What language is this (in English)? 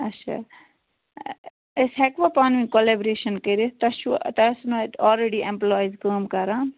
Kashmiri